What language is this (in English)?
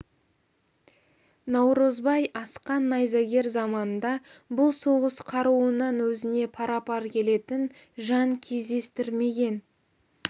Kazakh